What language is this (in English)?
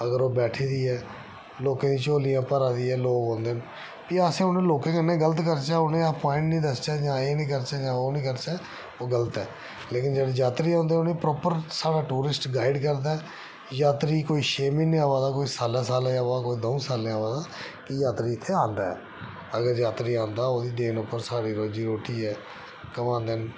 Dogri